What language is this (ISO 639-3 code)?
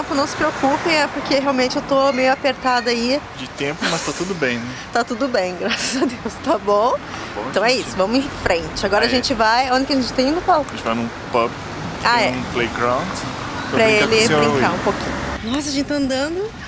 por